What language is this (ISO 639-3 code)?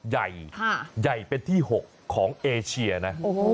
tha